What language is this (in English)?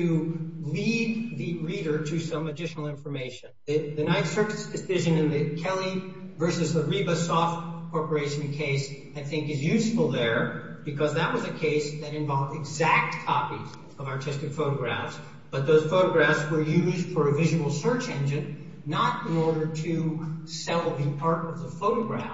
English